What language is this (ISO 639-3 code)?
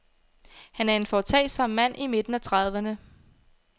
dan